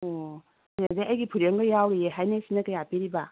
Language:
Manipuri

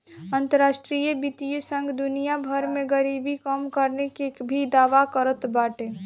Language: Bhojpuri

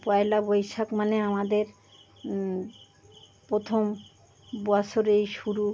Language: Bangla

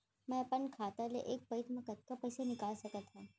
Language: Chhattisgarhi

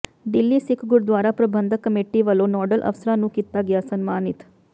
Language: Punjabi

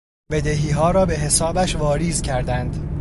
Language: Persian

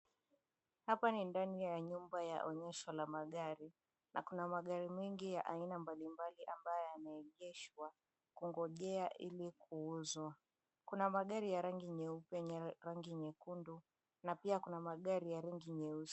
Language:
Swahili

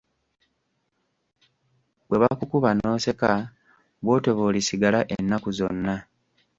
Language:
Ganda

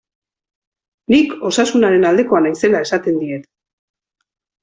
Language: Basque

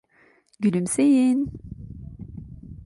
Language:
Turkish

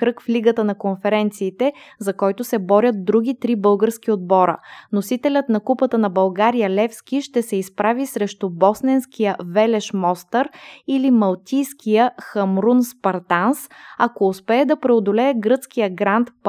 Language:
Bulgarian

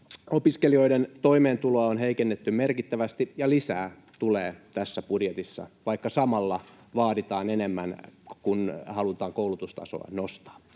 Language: Finnish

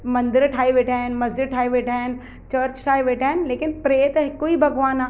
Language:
Sindhi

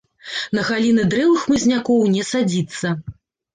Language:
Belarusian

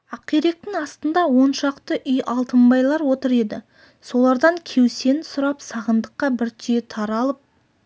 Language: Kazakh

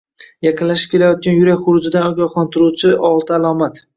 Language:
Uzbek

